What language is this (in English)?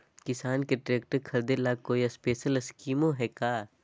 Magahi